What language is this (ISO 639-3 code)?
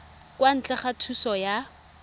tsn